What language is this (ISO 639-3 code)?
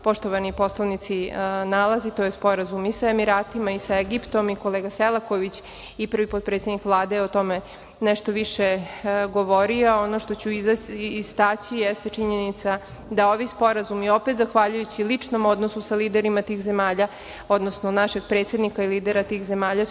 srp